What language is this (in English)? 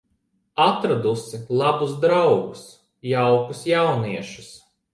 Latvian